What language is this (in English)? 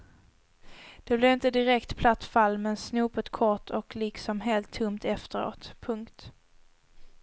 Swedish